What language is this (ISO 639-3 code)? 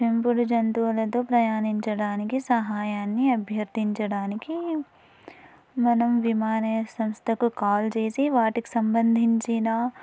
tel